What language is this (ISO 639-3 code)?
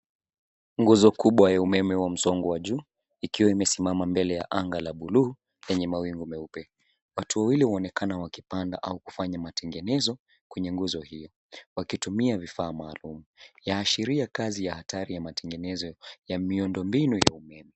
swa